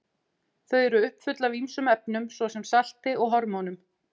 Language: Icelandic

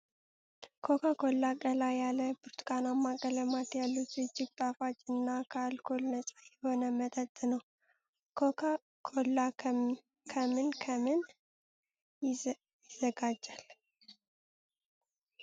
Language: Amharic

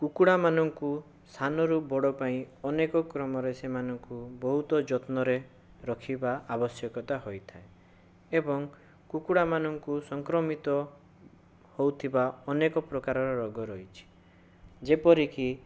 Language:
Odia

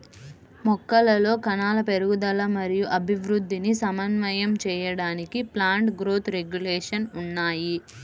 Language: Telugu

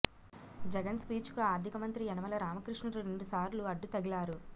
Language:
Telugu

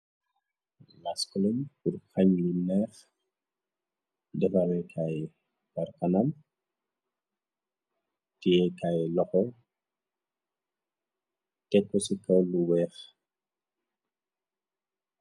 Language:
Wolof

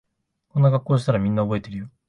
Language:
Japanese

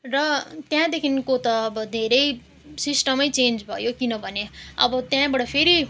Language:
Nepali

